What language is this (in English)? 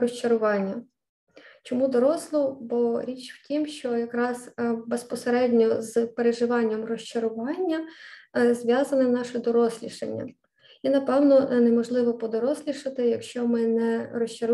Ukrainian